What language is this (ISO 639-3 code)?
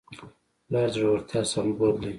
pus